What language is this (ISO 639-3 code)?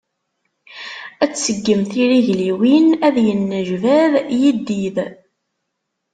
kab